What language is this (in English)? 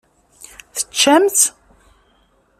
Kabyle